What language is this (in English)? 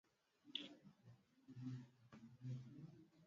Swahili